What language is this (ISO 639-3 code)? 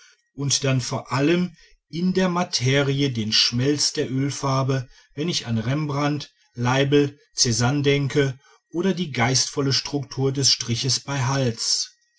deu